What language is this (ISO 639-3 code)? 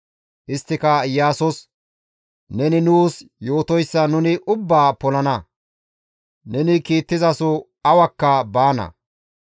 gmv